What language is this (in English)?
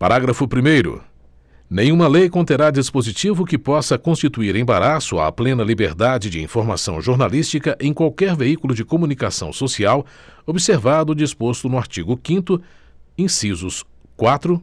Portuguese